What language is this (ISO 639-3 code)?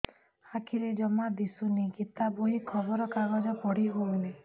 ori